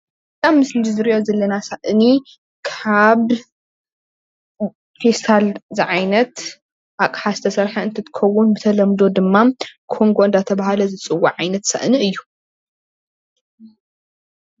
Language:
Tigrinya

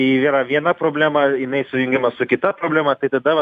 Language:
Lithuanian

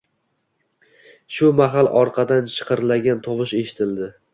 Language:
Uzbek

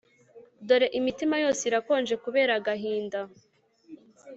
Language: Kinyarwanda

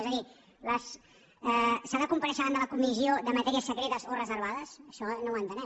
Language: Catalan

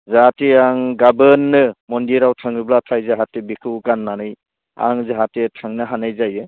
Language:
Bodo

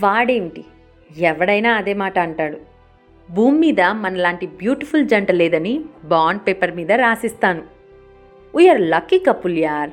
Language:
Telugu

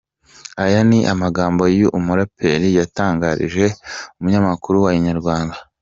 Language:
Kinyarwanda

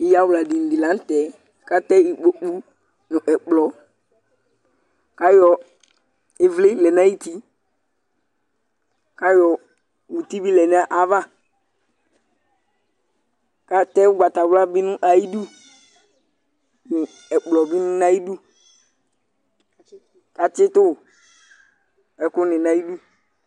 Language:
Ikposo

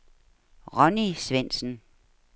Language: Danish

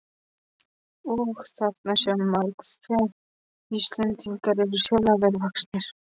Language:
Icelandic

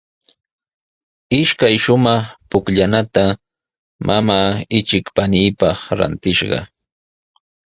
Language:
Sihuas Ancash Quechua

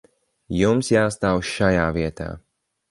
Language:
Latvian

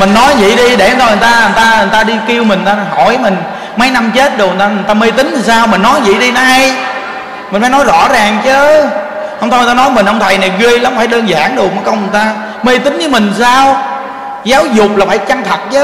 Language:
Vietnamese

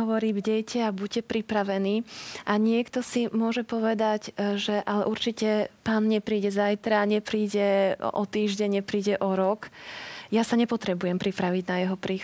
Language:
Slovak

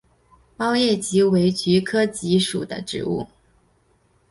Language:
Chinese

